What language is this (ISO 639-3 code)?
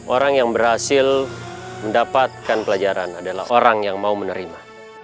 ind